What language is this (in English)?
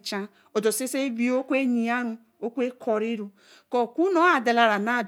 Eleme